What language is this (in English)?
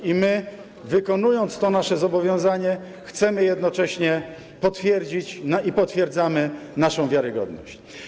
Polish